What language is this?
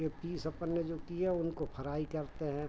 Hindi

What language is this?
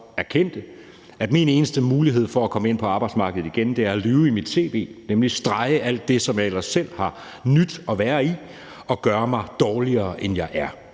Danish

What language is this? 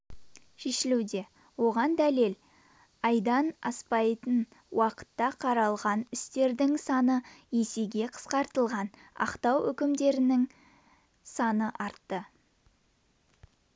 Kazakh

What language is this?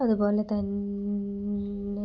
Malayalam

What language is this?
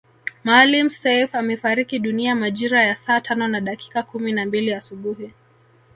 Swahili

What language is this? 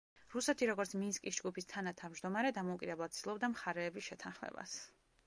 Georgian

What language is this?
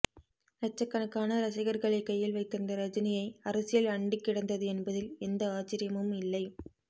Tamil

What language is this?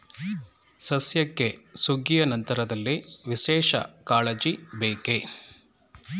Kannada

